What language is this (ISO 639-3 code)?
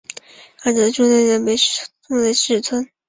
zho